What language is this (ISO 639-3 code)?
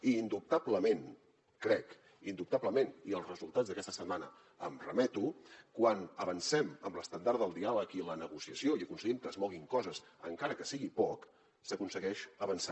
cat